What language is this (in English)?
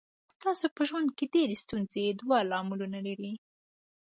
Pashto